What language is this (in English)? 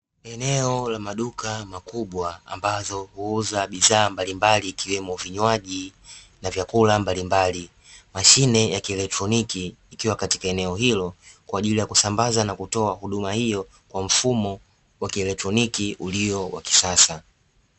Swahili